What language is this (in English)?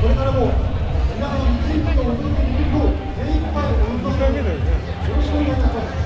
Japanese